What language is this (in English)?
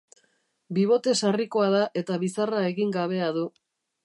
Basque